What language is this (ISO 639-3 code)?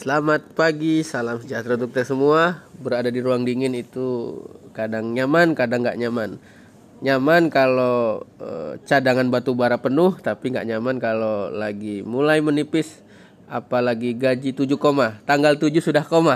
ind